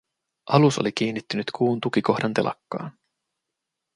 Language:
Finnish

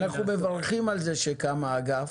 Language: Hebrew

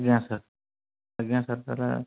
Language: Odia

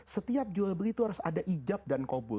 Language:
Indonesian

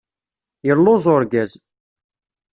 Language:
Kabyle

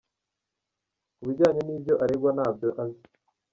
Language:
Kinyarwanda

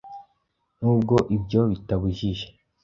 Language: Kinyarwanda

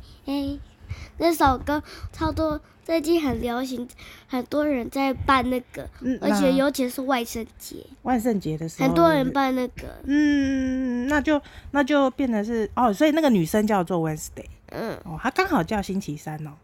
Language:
Chinese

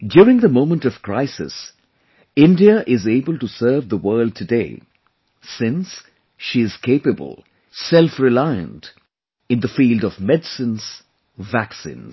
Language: English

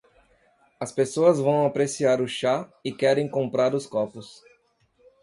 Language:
Portuguese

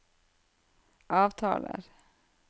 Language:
Norwegian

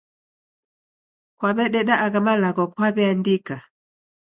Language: Taita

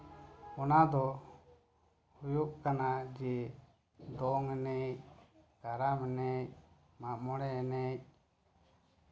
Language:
Santali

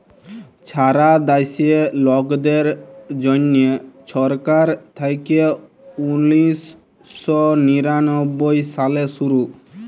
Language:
Bangla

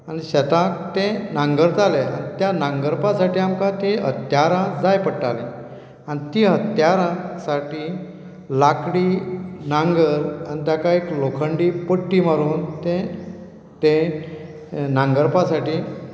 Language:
Konkani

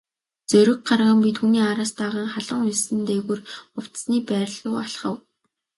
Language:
Mongolian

